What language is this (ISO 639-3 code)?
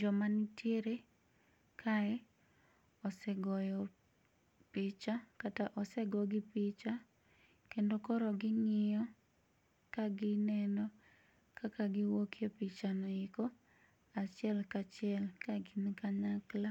luo